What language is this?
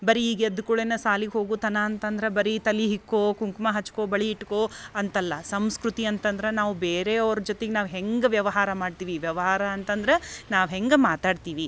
Kannada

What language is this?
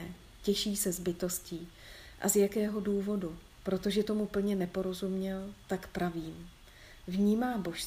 Czech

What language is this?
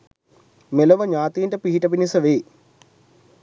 Sinhala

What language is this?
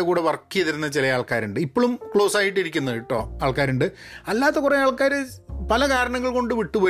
Malayalam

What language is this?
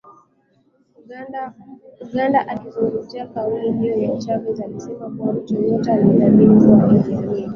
Swahili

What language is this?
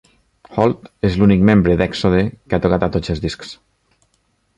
Catalan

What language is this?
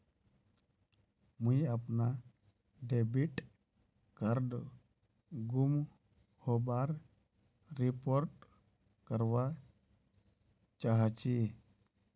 Magahi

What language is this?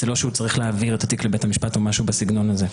Hebrew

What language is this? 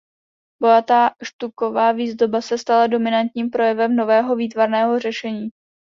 Czech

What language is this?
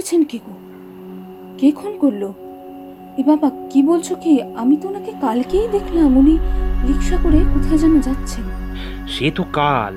Bangla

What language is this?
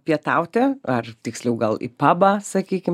Lithuanian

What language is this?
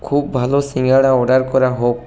Bangla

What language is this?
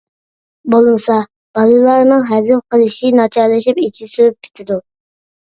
Uyghur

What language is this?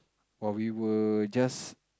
English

